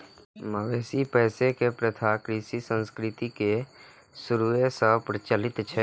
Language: Maithili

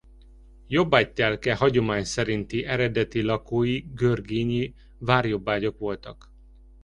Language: Hungarian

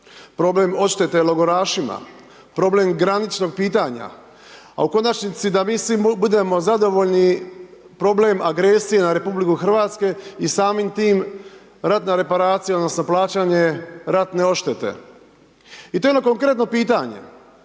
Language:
Croatian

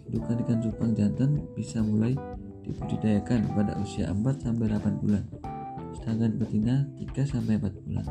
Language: Indonesian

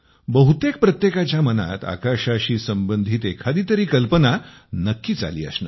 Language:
Marathi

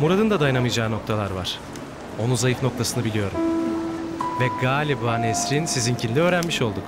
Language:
Turkish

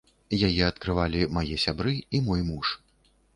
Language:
Belarusian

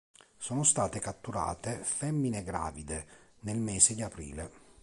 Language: Italian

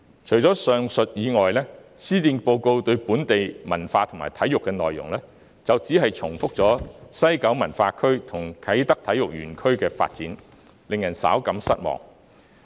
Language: Cantonese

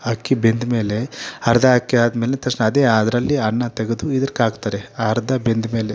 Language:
Kannada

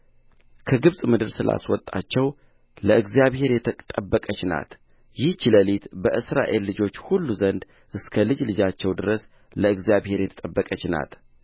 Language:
Amharic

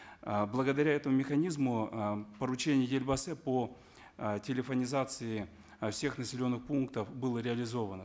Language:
Kazakh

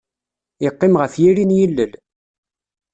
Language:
Kabyle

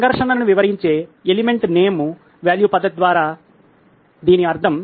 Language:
Telugu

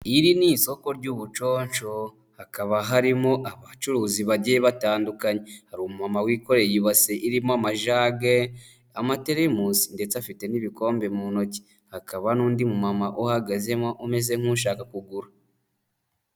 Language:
Kinyarwanda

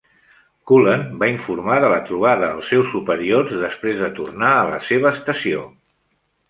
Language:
Catalan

